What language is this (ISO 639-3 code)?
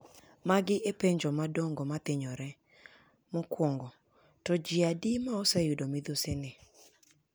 luo